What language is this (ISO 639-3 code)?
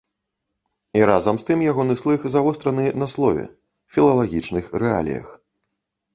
bel